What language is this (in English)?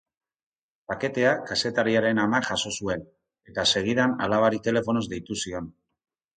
Basque